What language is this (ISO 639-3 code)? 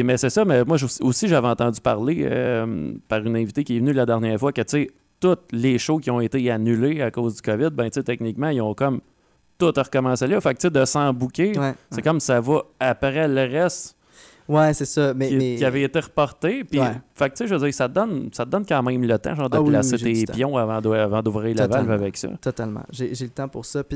fra